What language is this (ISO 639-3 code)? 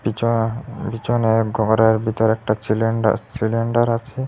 ben